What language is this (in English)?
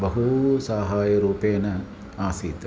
Sanskrit